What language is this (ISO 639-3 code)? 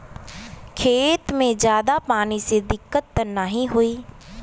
bho